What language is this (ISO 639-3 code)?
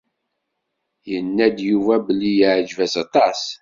kab